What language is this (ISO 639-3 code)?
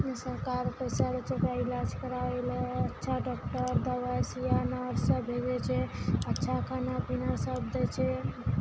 mai